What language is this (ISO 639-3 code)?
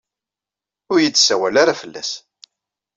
kab